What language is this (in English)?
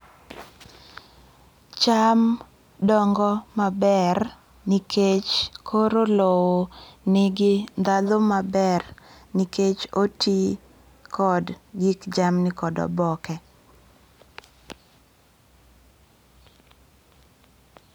Luo (Kenya and Tanzania)